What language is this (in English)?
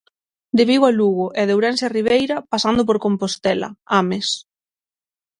Galician